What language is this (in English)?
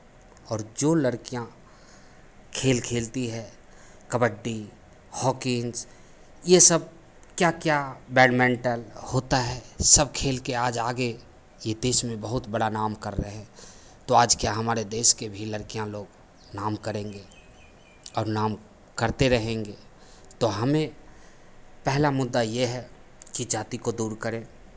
Hindi